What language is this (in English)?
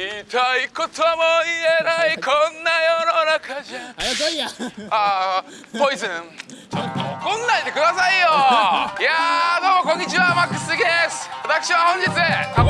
Japanese